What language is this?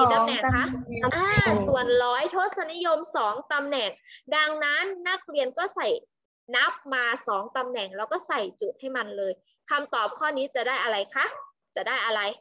Thai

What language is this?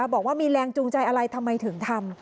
Thai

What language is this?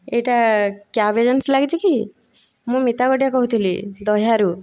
Odia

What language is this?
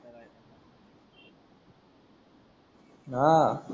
Marathi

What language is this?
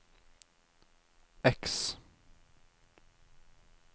Norwegian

